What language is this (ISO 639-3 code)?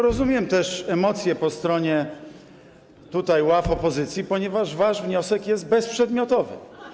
pol